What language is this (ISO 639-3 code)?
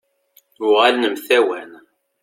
kab